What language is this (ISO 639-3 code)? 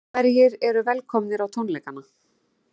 isl